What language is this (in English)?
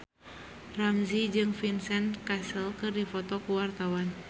Sundanese